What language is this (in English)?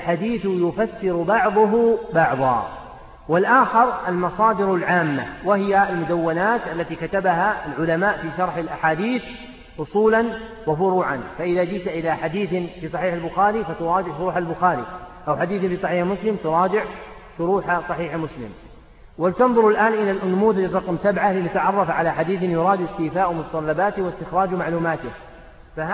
Arabic